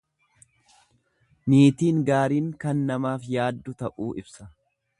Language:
Oromo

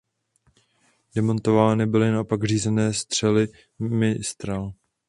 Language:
Czech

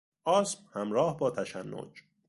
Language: Persian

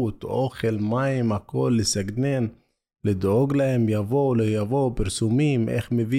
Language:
Hebrew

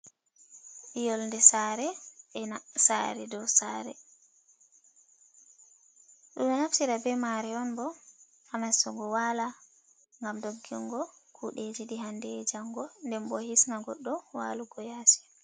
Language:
Fula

